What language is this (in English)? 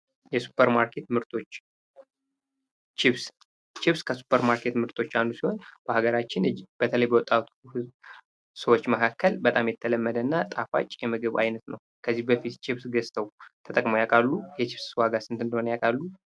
Amharic